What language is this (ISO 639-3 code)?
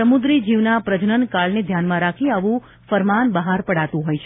guj